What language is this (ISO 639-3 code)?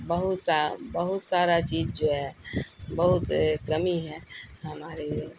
urd